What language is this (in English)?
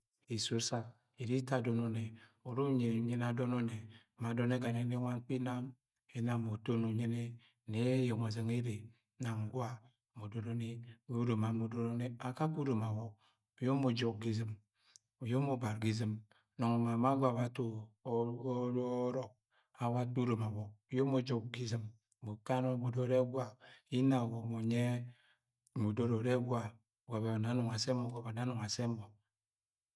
Agwagwune